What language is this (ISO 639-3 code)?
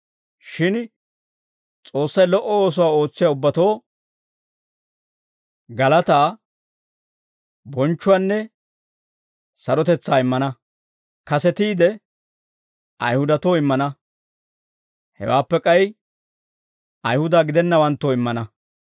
dwr